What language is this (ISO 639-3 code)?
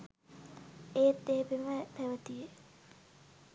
sin